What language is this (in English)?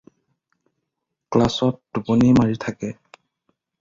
Assamese